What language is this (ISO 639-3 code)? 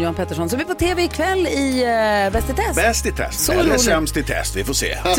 swe